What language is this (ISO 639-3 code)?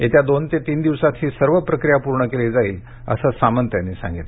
mar